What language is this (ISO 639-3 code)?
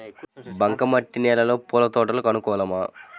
tel